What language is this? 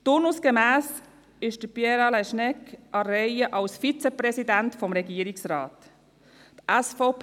Swiss German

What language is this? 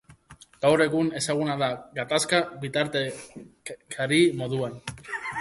Basque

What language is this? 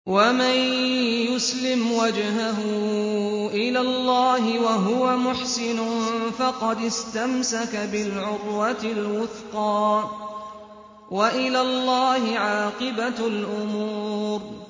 Arabic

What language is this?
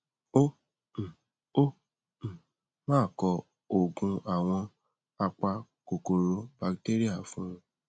Yoruba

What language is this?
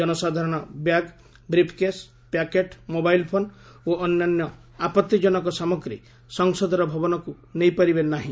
Odia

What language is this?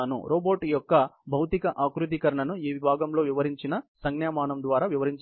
Telugu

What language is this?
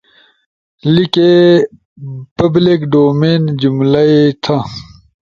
Ushojo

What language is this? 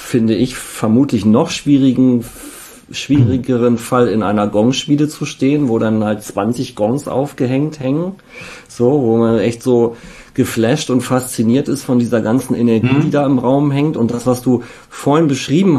German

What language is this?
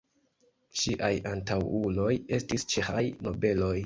Esperanto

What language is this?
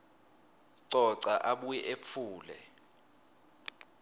Swati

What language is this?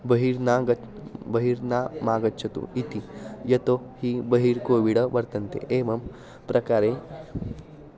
Sanskrit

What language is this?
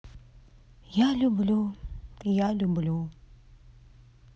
Russian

